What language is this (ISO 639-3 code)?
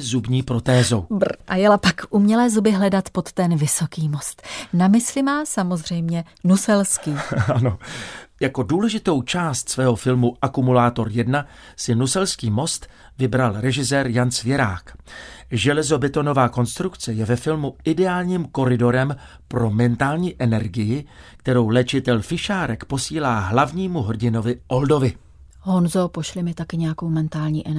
ces